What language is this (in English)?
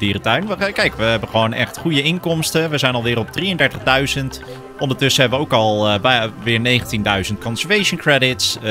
Dutch